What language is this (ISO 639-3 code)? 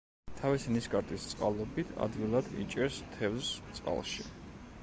kat